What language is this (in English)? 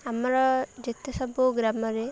Odia